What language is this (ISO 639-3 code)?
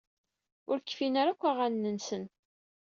kab